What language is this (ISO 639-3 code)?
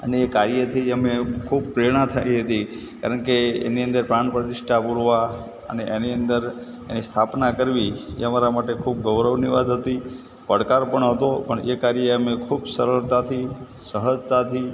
guj